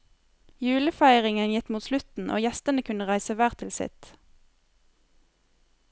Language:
Norwegian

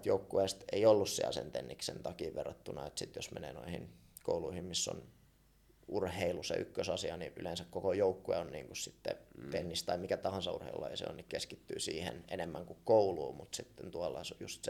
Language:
Finnish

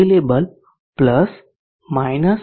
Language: Gujarati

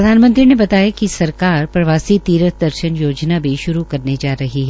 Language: Hindi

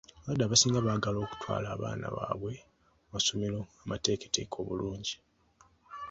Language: Ganda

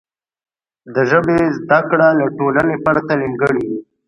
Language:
Pashto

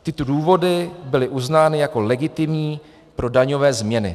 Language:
Czech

